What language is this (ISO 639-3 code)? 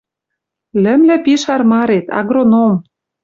mrj